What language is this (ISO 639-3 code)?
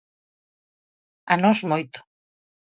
glg